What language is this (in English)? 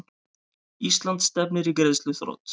Icelandic